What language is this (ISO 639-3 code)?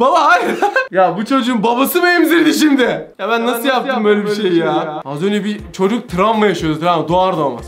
tur